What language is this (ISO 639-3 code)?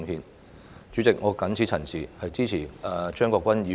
yue